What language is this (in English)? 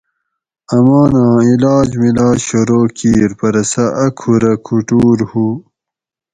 Gawri